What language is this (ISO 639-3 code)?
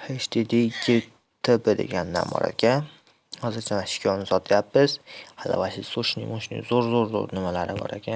tur